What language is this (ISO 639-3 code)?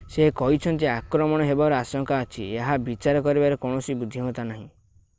ori